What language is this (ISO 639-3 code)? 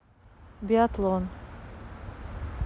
rus